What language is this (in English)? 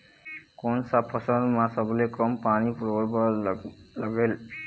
Chhattisgarhi